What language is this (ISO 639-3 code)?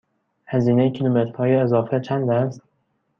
fas